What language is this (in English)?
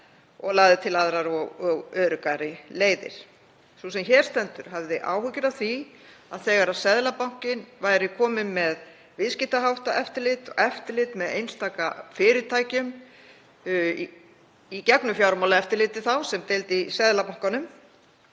Icelandic